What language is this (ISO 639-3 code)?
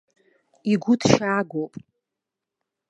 abk